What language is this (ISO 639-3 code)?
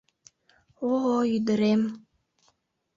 chm